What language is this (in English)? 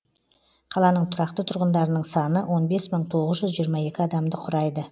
Kazakh